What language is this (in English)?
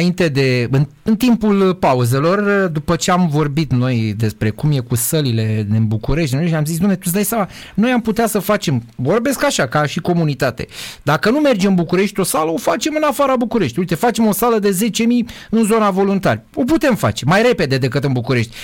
Romanian